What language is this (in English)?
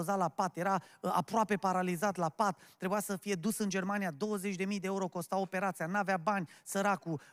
Romanian